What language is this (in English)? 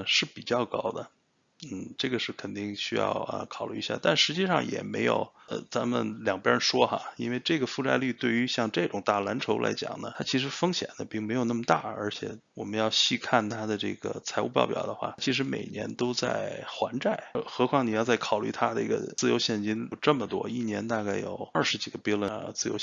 Chinese